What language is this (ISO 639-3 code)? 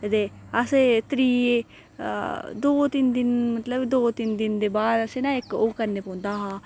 doi